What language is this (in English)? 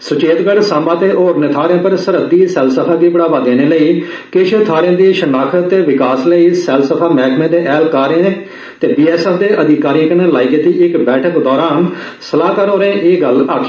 Dogri